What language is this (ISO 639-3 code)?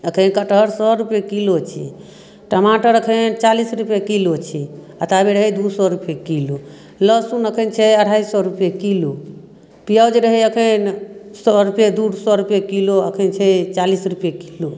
mai